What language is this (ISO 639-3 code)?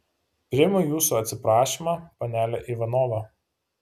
lit